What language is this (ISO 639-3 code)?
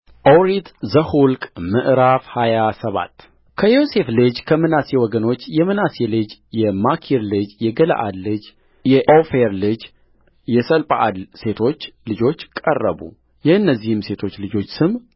amh